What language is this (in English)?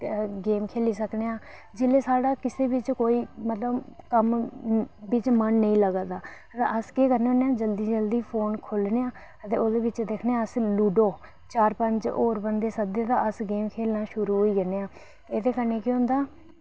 Dogri